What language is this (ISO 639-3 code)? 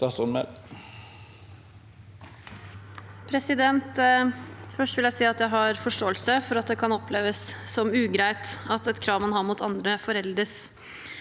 nor